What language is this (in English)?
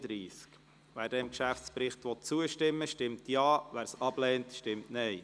Swiss German